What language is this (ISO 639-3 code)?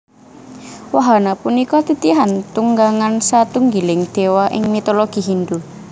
jav